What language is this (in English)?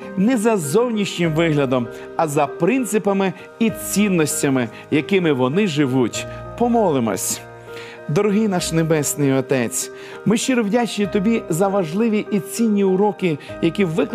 Ukrainian